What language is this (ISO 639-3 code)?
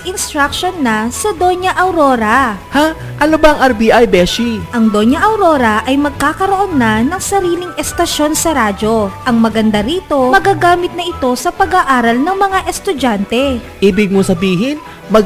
fil